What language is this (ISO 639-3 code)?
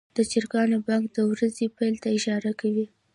pus